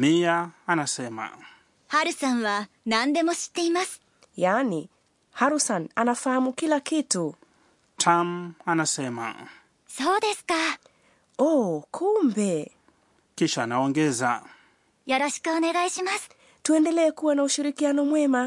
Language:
Swahili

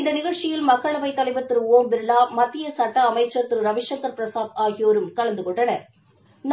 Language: Tamil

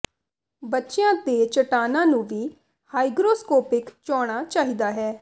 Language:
Punjabi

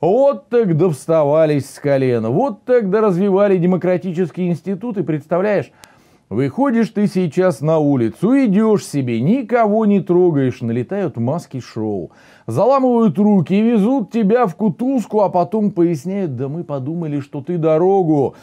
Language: Russian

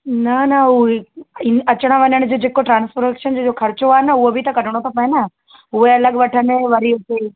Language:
Sindhi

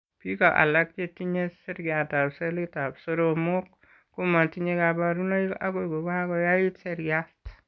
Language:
Kalenjin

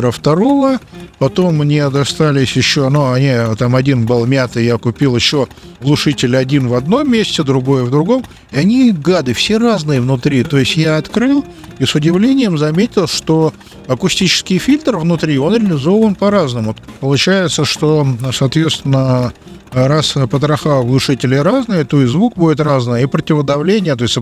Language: Russian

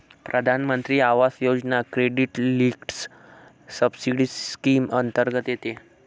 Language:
Marathi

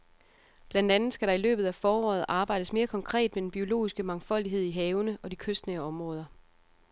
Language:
Danish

